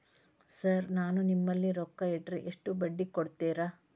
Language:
Kannada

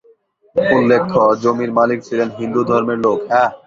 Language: Bangla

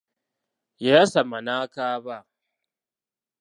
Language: Ganda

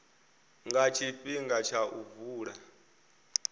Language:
Venda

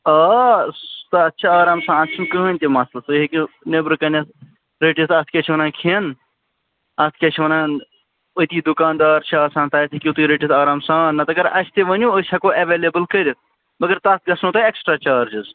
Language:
Kashmiri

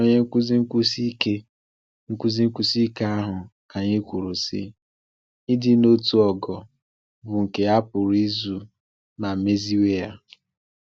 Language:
Igbo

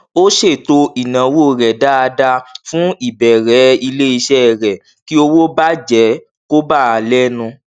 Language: Yoruba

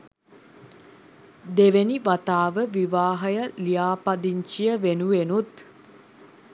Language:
Sinhala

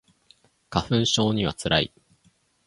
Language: Japanese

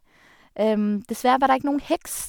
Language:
Norwegian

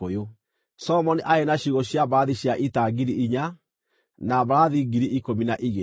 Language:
Kikuyu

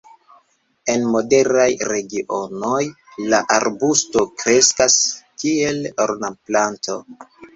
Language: Esperanto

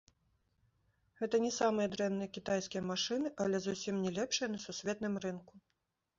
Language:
Belarusian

